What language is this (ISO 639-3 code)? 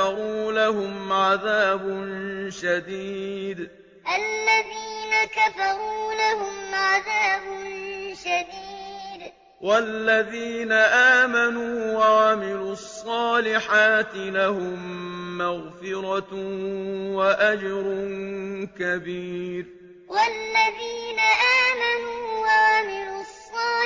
ara